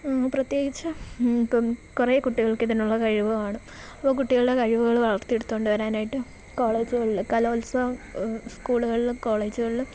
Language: Malayalam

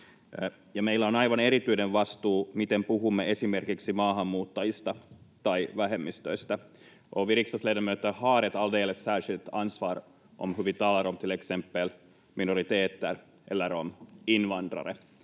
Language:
Finnish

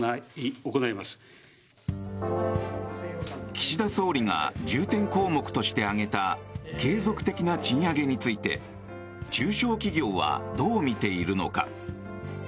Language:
Japanese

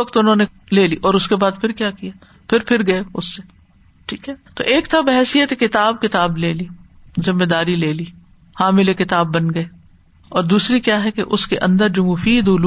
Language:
Urdu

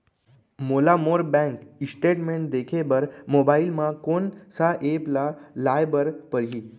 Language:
Chhattisgarhi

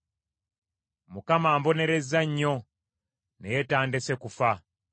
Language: Ganda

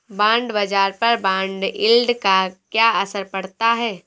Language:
Hindi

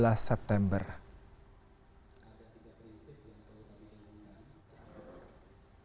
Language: Indonesian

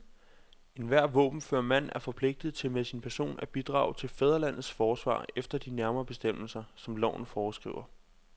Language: Danish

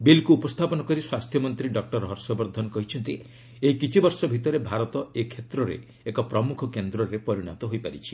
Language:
Odia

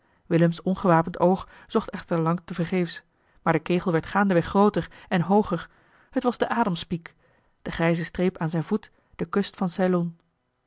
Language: Dutch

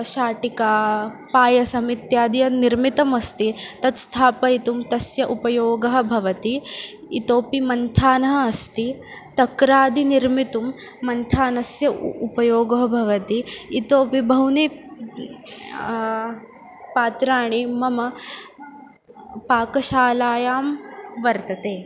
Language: Sanskrit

